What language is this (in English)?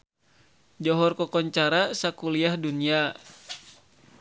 Sundanese